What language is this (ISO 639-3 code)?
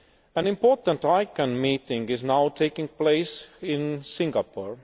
eng